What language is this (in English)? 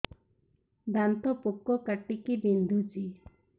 Odia